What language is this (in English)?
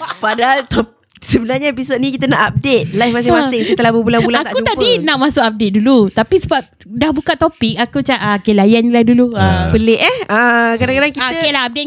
Malay